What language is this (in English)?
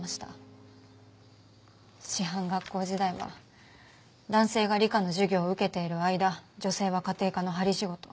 Japanese